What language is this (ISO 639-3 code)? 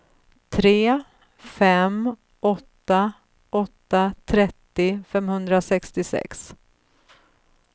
swe